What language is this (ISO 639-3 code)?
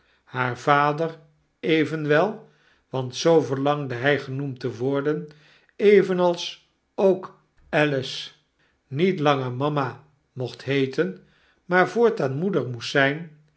nld